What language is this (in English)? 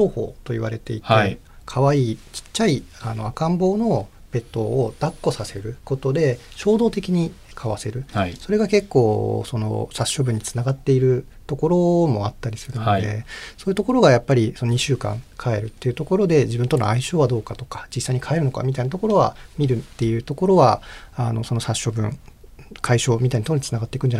Japanese